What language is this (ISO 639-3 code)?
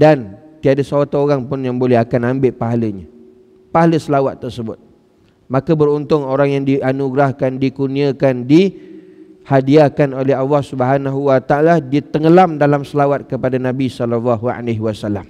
msa